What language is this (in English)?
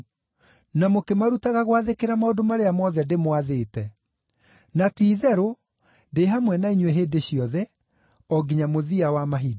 Kikuyu